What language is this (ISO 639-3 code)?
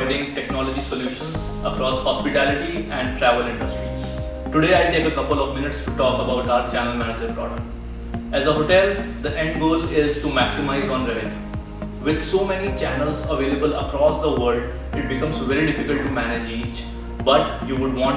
eng